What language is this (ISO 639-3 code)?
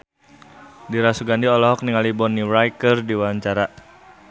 sun